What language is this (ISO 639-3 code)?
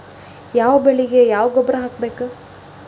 kan